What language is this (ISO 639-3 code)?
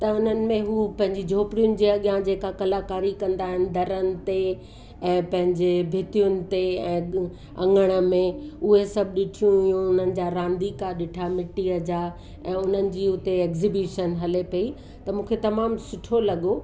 snd